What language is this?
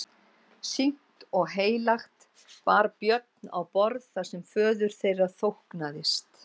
Icelandic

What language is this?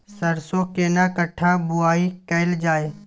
Maithili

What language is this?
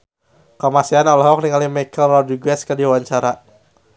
Sundanese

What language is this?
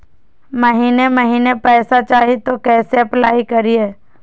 Magahi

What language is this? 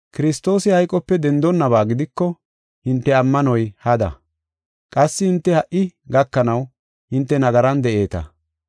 Gofa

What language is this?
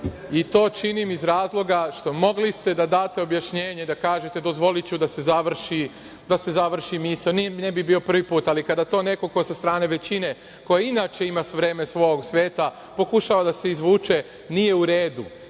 Serbian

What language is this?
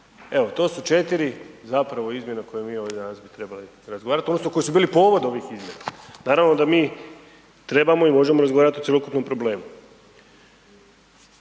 Croatian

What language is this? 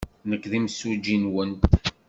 Kabyle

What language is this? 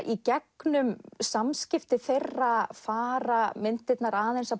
Icelandic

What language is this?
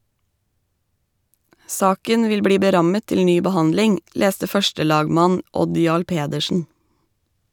Norwegian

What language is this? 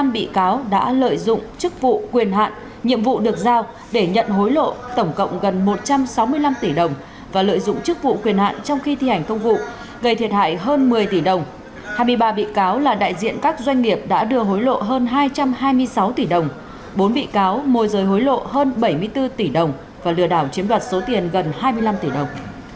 Vietnamese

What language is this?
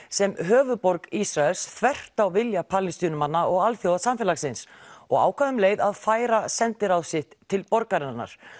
Icelandic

